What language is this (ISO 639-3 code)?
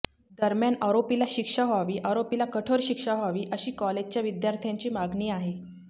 mar